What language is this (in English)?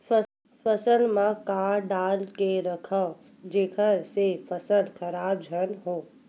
Chhattisgarhi